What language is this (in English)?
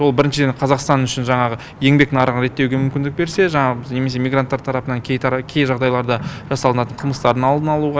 Kazakh